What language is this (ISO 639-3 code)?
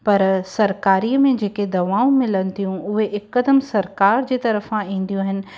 snd